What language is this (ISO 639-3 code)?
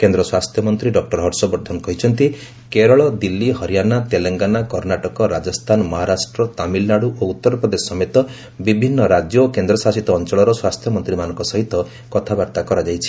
ori